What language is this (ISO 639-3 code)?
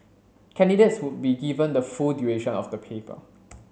eng